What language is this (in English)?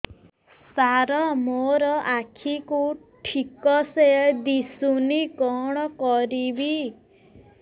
Odia